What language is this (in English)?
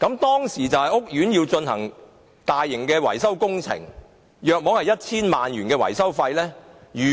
Cantonese